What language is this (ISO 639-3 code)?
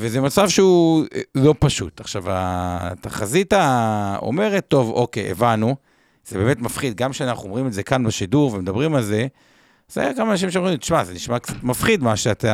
heb